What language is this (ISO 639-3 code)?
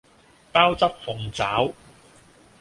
yue